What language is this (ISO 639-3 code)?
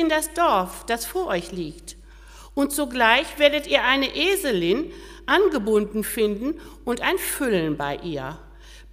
deu